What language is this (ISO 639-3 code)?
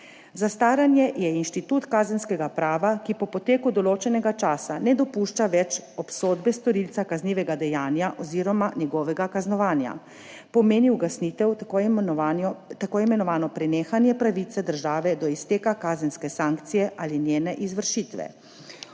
slv